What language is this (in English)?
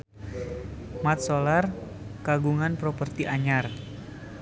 Sundanese